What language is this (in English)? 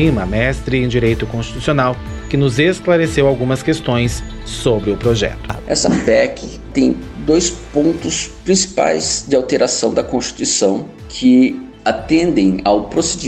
Portuguese